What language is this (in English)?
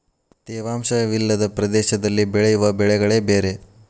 Kannada